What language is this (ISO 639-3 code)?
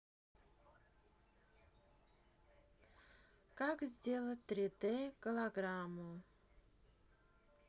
rus